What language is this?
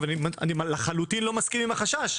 Hebrew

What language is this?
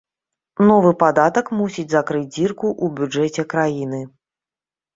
Belarusian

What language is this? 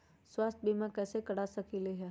Magahi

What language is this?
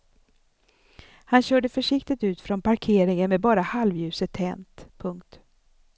Swedish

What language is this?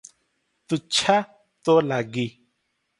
Odia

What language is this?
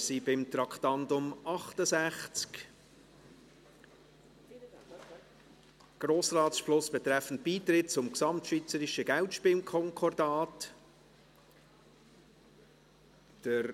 Swiss German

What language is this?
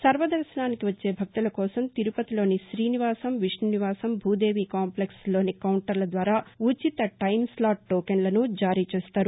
Telugu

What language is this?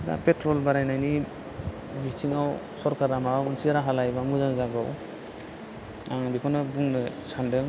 Bodo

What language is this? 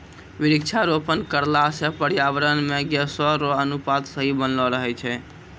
Maithili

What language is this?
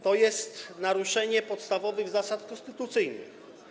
Polish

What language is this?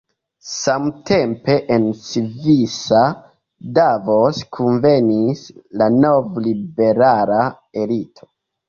Esperanto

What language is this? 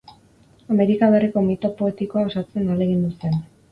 Basque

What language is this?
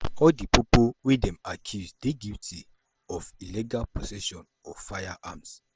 Nigerian Pidgin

